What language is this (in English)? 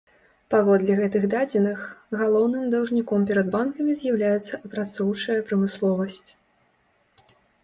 Belarusian